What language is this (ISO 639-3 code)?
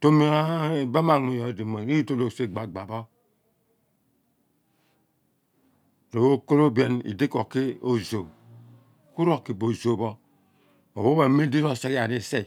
abn